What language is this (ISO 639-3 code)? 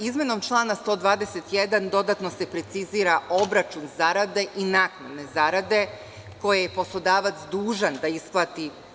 srp